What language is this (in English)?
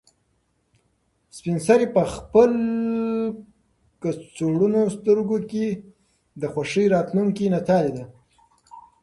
Pashto